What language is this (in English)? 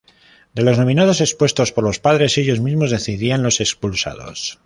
Spanish